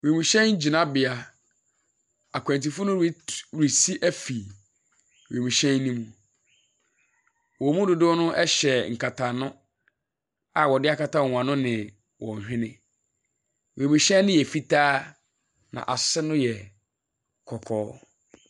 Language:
Akan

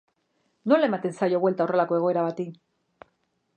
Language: Basque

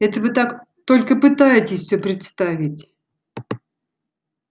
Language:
Russian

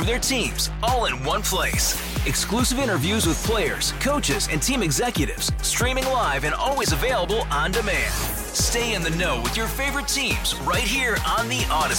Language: English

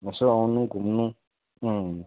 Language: Nepali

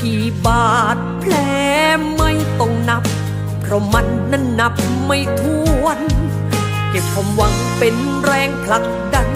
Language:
Thai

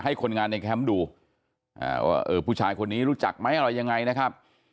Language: Thai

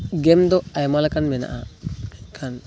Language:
Santali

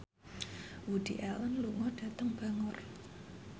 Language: Javanese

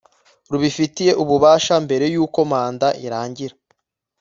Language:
Kinyarwanda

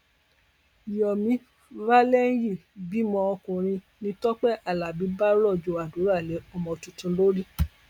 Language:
Yoruba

